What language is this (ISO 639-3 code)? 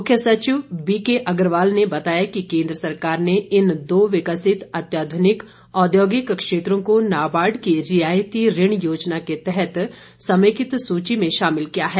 hin